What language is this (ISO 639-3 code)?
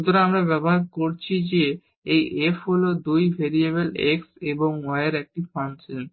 ben